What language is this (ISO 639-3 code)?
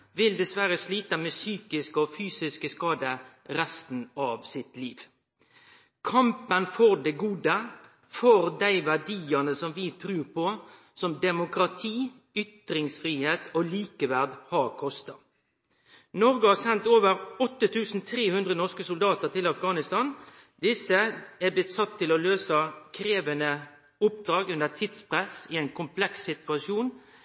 nno